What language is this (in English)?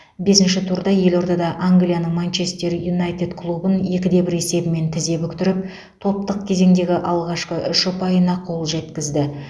Kazakh